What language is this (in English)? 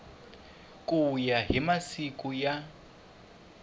Tsonga